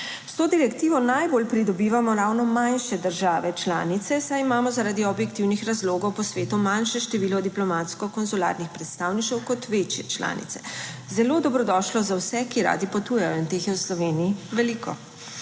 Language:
Slovenian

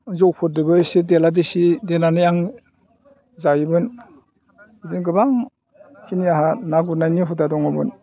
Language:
Bodo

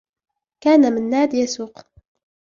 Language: Arabic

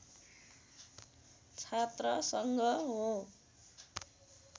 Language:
Nepali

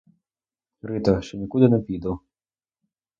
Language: Ukrainian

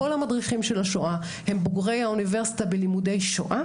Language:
Hebrew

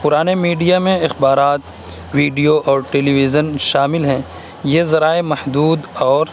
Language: Urdu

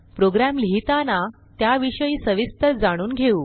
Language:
Marathi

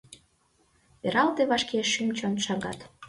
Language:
Mari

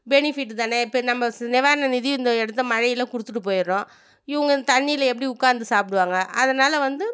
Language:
Tamil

